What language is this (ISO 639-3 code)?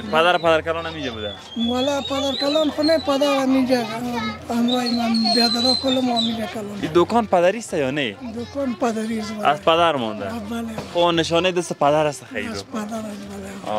fas